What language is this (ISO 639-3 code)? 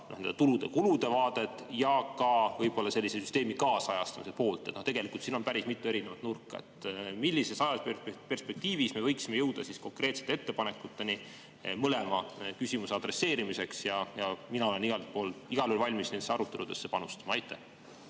est